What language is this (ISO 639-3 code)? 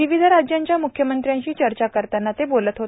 mar